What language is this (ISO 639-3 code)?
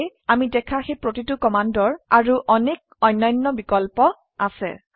asm